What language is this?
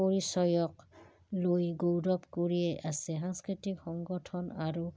Assamese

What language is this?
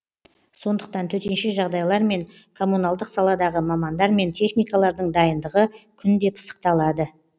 Kazakh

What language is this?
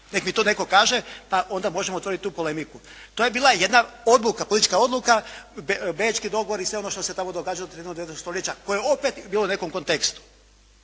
Croatian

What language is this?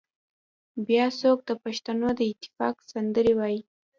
Pashto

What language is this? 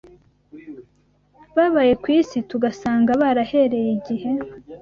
Kinyarwanda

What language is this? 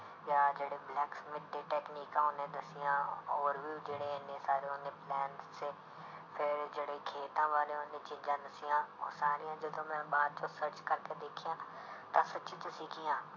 Punjabi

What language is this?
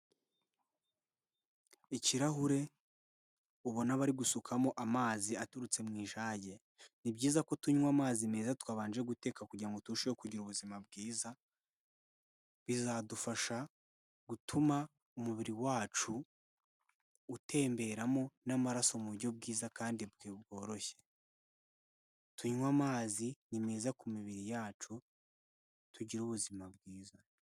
Kinyarwanda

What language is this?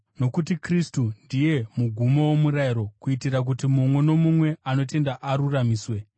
Shona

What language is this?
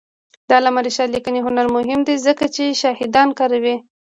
Pashto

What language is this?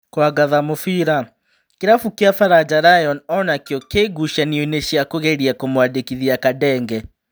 Kikuyu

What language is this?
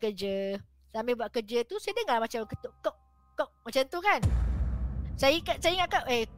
Malay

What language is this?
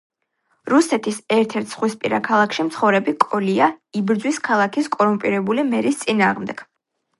Georgian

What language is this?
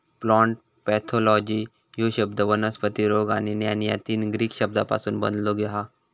Marathi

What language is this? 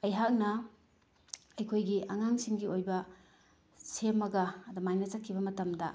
Manipuri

